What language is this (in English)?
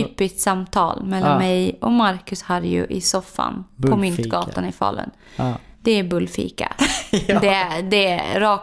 Swedish